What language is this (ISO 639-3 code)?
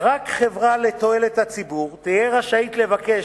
heb